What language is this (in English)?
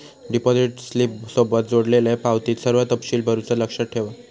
Marathi